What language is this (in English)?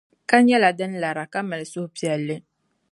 Dagbani